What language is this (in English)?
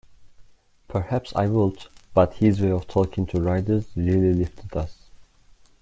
English